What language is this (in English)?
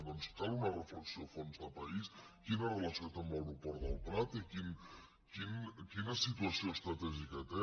Catalan